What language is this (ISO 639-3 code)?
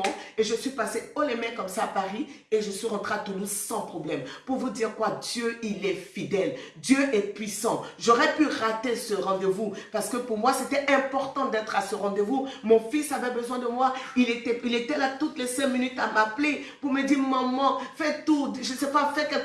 fra